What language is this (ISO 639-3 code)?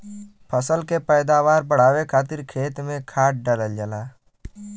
bho